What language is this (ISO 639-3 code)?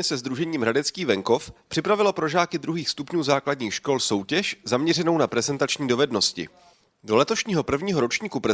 ces